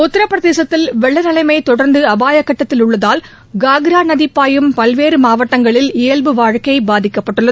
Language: Tamil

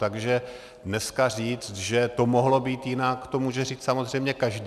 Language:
Czech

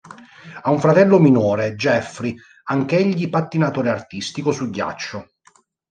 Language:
Italian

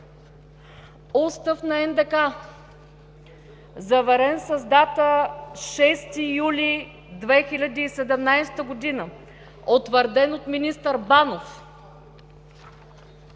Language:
Bulgarian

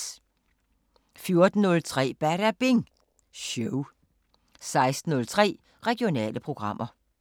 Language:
Danish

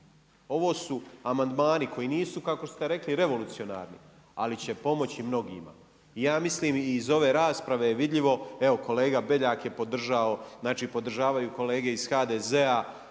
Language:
Croatian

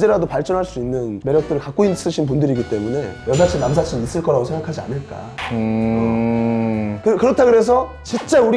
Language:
Korean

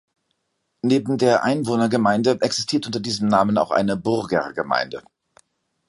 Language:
German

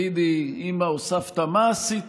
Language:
Hebrew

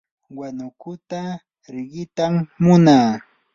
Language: Yanahuanca Pasco Quechua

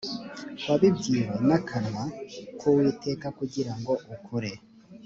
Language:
Kinyarwanda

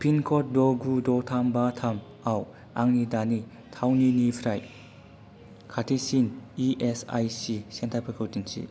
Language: Bodo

